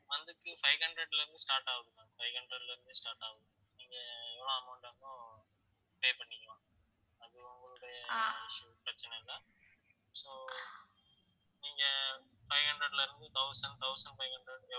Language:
Tamil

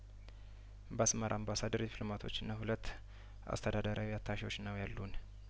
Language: Amharic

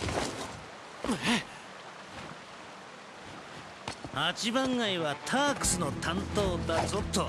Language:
Japanese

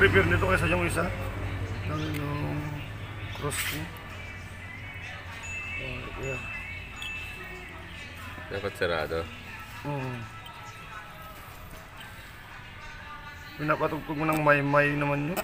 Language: Filipino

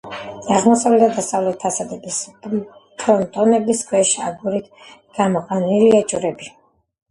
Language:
Georgian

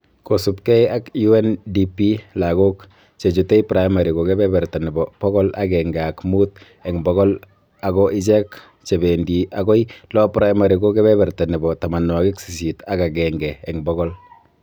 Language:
Kalenjin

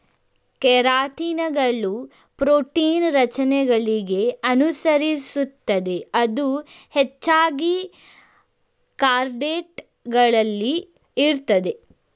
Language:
Kannada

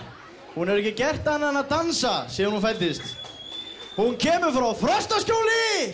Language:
Icelandic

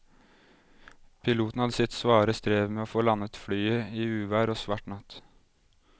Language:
Norwegian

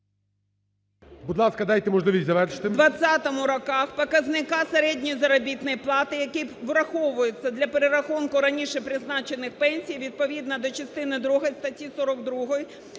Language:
Ukrainian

